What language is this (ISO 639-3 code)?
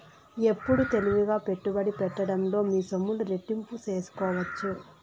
tel